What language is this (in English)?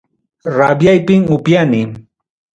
Ayacucho Quechua